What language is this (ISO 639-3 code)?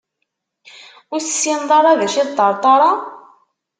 kab